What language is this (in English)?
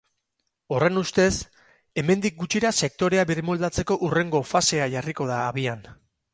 Basque